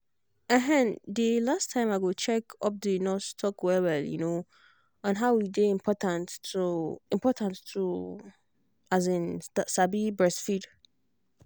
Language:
Nigerian Pidgin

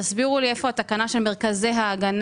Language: Hebrew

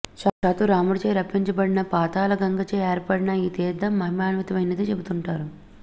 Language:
Telugu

